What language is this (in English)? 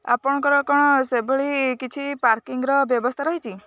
Odia